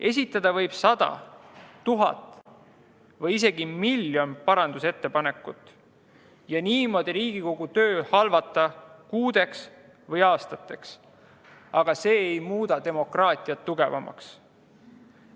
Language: Estonian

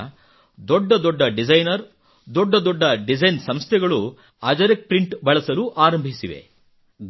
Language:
Kannada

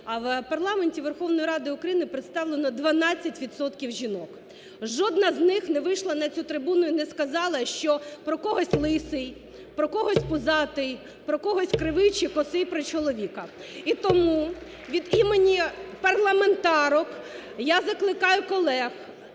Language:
Ukrainian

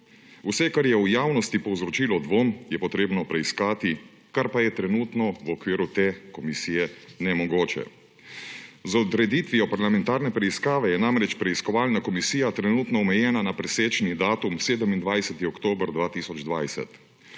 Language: Slovenian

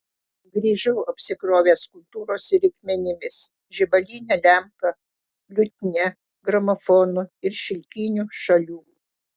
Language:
Lithuanian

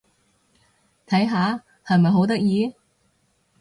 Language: Cantonese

